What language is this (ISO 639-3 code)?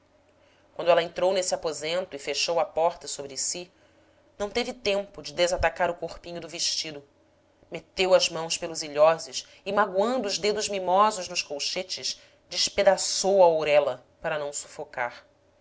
por